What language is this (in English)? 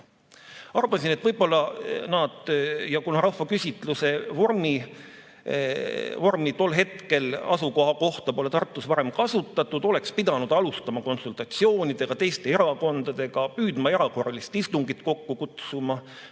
Estonian